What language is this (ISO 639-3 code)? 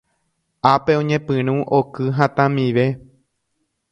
grn